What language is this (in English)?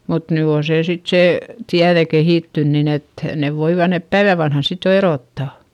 Finnish